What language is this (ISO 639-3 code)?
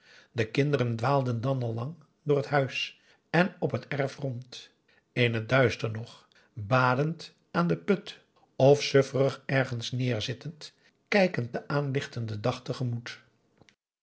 nld